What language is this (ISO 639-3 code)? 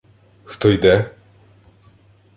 ukr